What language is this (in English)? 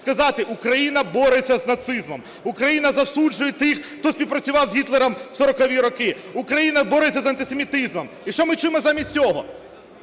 Ukrainian